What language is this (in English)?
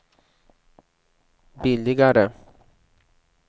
Swedish